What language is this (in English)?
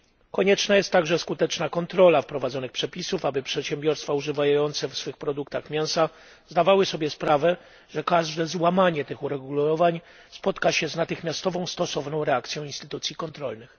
Polish